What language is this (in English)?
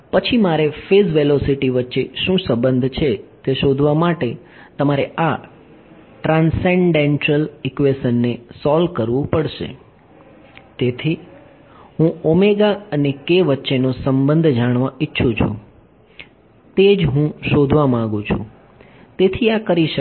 Gujarati